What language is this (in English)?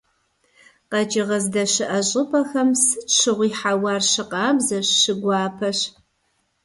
Kabardian